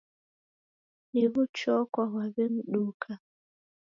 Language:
Taita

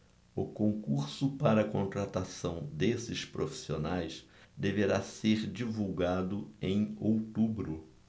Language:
Portuguese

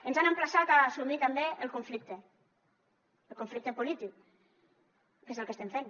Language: Catalan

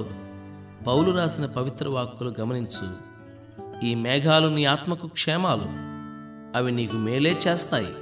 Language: Telugu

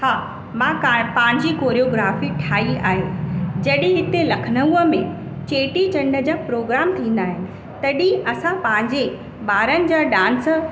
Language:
Sindhi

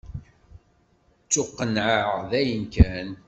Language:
Kabyle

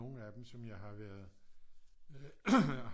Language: Danish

